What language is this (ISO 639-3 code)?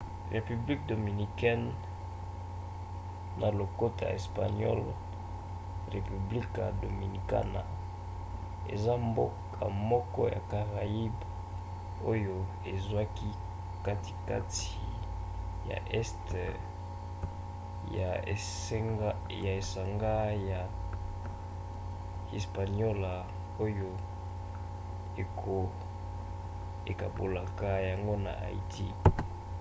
lin